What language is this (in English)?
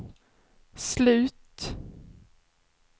Swedish